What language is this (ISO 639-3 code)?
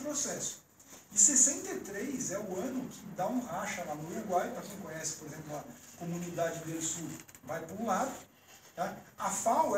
por